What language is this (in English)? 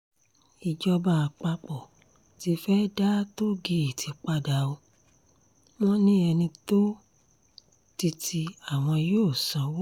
Yoruba